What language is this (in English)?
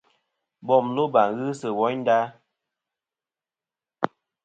Kom